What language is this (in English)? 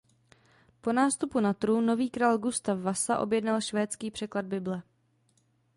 Czech